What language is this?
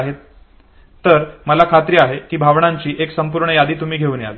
Marathi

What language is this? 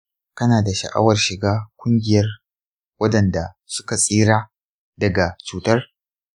Hausa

